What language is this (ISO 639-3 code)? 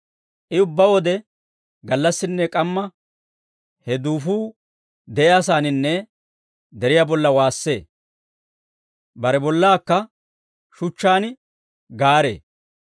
dwr